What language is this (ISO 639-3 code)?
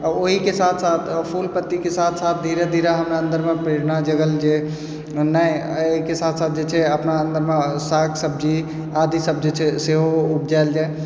mai